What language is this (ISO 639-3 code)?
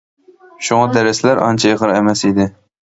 uig